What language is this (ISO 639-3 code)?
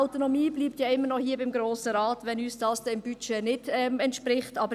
gsw